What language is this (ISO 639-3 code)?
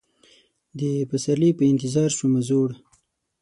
pus